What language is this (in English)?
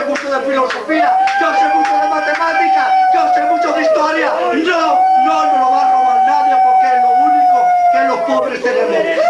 Spanish